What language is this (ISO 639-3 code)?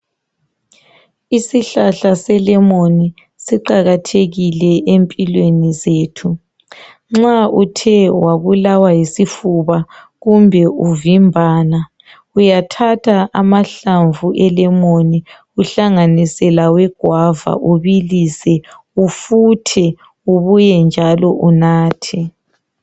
nde